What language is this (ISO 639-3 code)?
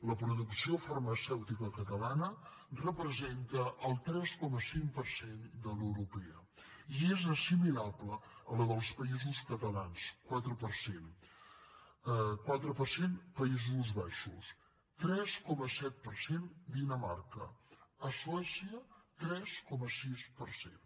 cat